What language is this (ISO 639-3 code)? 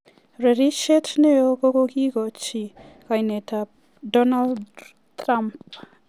kln